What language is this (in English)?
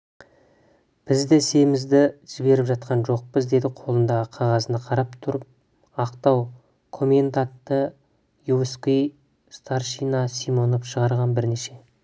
Kazakh